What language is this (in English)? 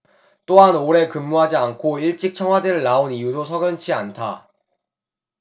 Korean